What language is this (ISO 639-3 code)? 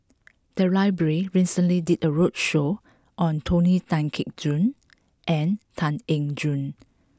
eng